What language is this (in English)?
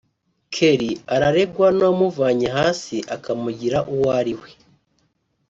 Kinyarwanda